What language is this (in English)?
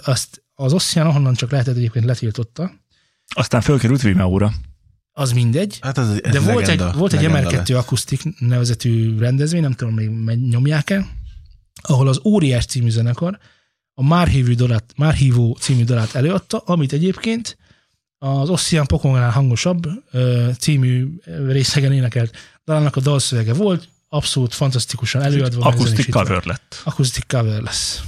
Hungarian